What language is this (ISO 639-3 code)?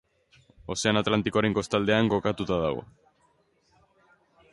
eus